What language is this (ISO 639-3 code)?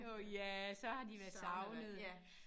dan